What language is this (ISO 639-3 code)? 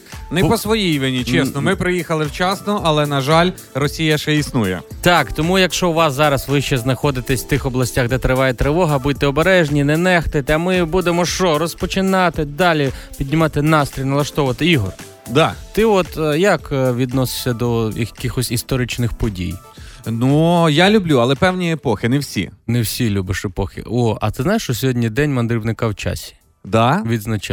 ukr